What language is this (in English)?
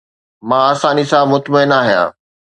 Sindhi